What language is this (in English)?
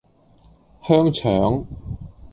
Cantonese